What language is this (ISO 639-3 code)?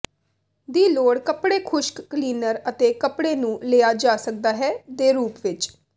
pan